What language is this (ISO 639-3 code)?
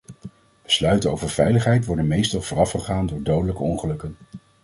nld